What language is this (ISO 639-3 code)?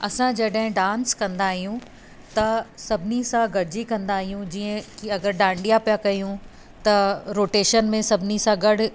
snd